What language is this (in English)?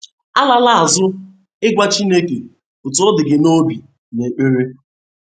Igbo